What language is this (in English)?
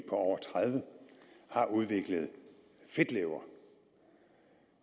Danish